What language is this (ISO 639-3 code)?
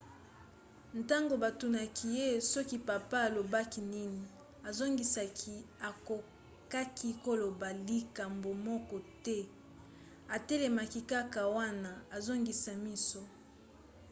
lin